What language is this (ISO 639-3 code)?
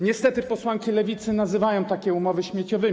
pol